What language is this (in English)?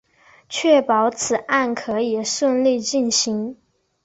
Chinese